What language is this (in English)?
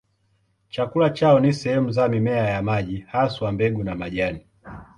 Swahili